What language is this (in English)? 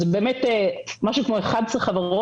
Hebrew